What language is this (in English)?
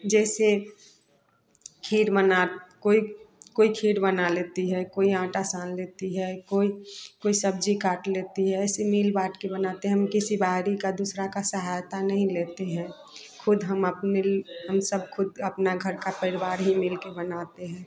Hindi